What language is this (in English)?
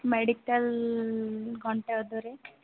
Odia